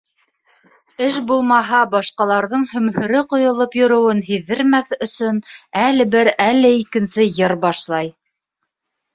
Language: Bashkir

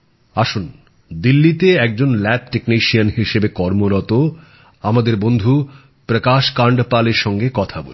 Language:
Bangla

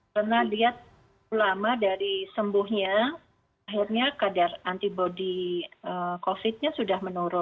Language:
Indonesian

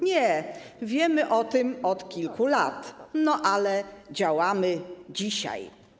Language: Polish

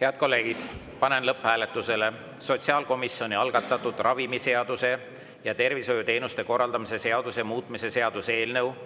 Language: Estonian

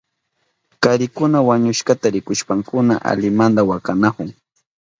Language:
Southern Pastaza Quechua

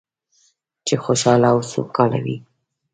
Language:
Pashto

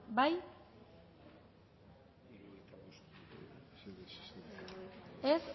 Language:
Basque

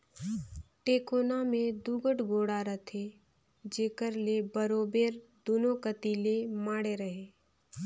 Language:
Chhattisgarhi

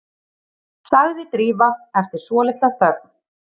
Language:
Icelandic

